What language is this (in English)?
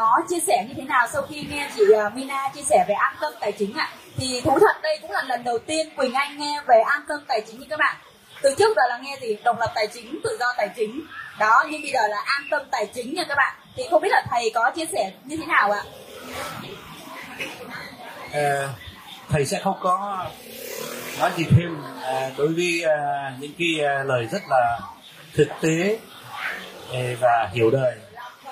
Vietnamese